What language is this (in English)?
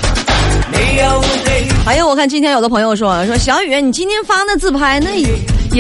Chinese